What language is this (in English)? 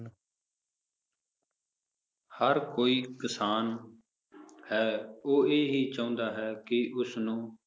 Punjabi